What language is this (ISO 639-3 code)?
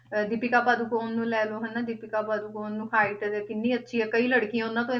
pan